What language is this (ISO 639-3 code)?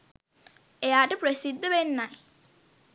sin